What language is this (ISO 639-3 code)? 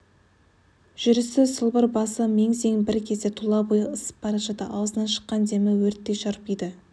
kaz